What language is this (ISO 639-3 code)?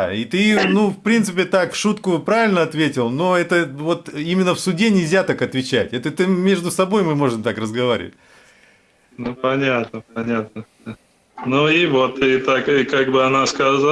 rus